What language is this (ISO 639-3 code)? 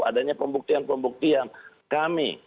ind